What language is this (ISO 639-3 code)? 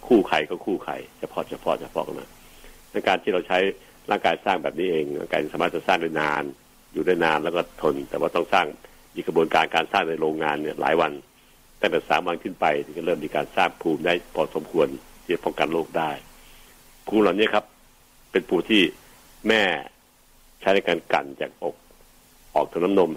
tha